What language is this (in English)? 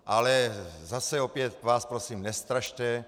Czech